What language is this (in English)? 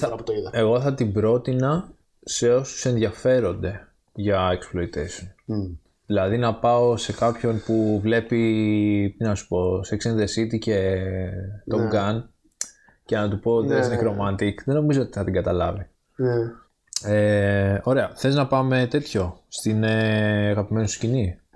Greek